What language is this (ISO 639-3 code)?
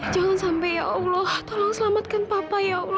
ind